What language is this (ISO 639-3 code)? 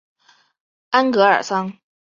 zho